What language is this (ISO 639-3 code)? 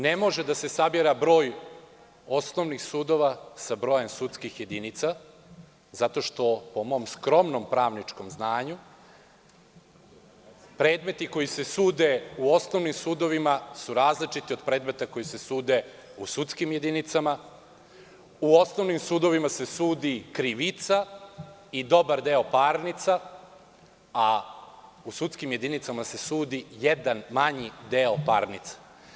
srp